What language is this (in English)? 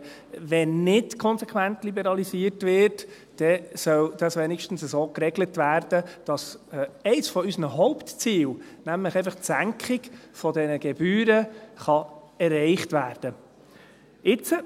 Swiss German